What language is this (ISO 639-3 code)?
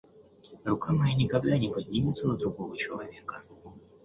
rus